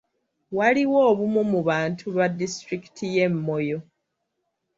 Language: Ganda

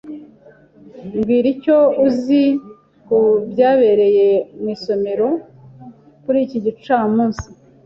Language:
Kinyarwanda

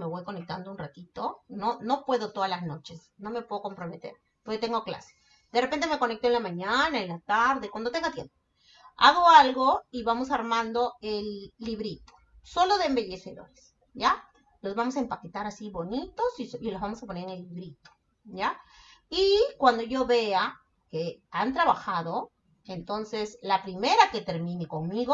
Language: Spanish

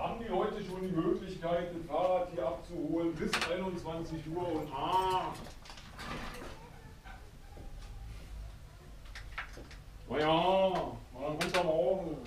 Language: German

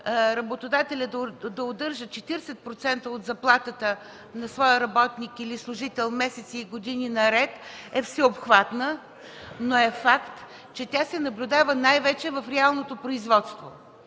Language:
Bulgarian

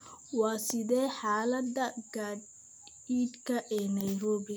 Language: Somali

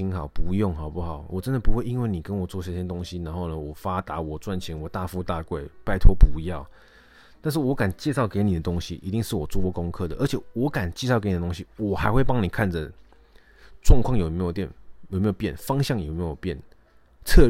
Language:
Chinese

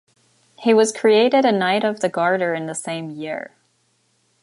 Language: English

